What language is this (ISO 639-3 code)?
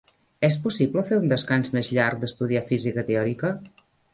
cat